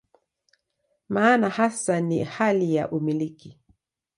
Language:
Swahili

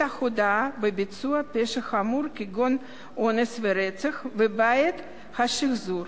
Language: Hebrew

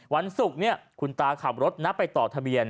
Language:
Thai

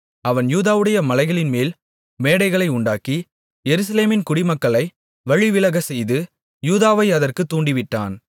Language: Tamil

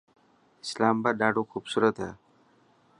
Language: Dhatki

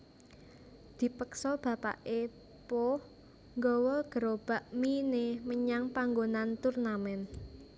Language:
Javanese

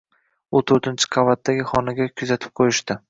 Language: Uzbek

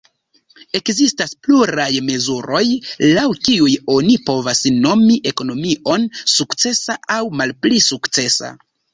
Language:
Esperanto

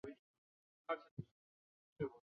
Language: Chinese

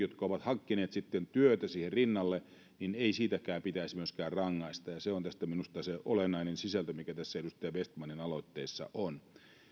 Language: Finnish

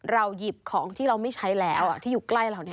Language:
Thai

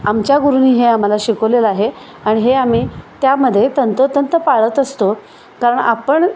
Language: Marathi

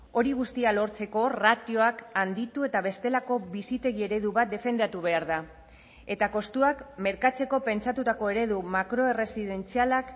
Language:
Basque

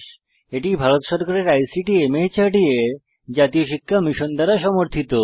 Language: Bangla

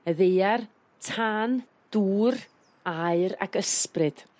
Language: Welsh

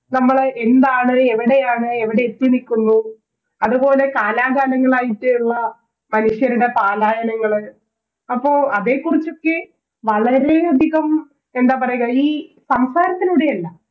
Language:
Malayalam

